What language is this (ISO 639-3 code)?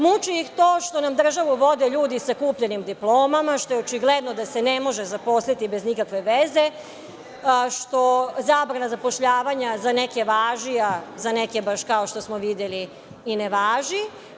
srp